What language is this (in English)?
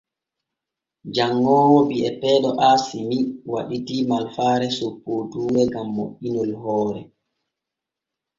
Borgu Fulfulde